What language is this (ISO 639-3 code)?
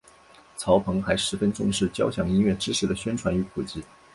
zho